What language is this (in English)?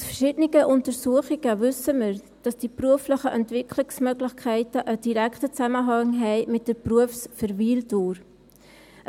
Swiss German